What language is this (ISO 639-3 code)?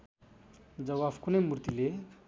nep